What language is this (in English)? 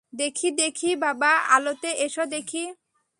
Bangla